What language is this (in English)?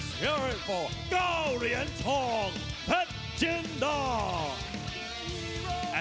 Thai